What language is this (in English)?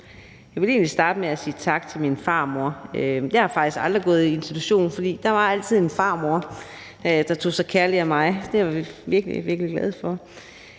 Danish